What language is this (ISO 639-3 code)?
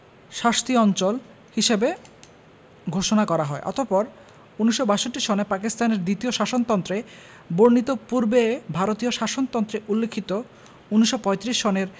ben